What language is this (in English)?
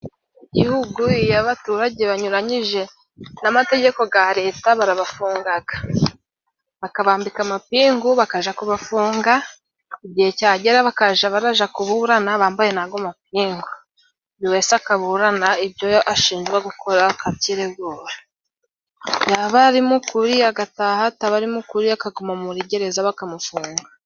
Kinyarwanda